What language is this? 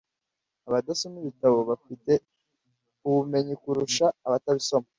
Kinyarwanda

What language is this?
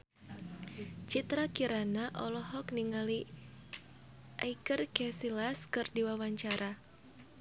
Sundanese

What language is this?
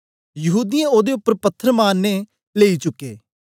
Dogri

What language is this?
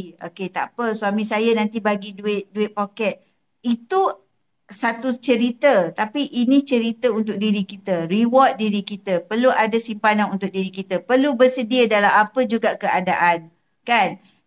Malay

